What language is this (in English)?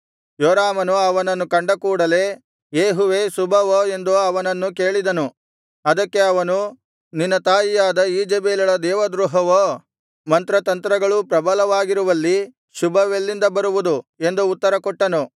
Kannada